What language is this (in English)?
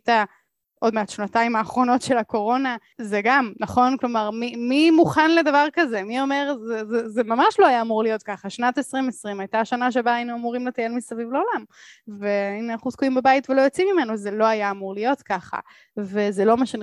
Hebrew